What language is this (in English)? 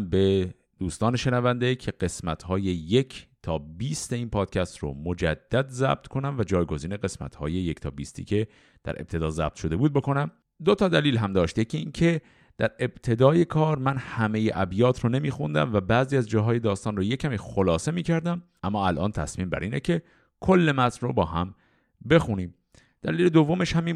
Persian